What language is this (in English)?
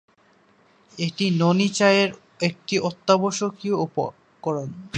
Bangla